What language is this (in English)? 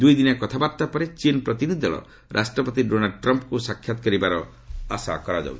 Odia